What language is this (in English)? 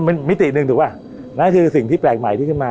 Thai